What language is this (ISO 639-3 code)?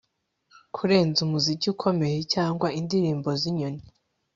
kin